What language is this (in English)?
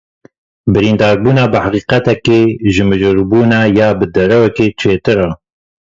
Kurdish